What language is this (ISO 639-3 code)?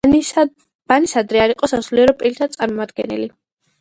kat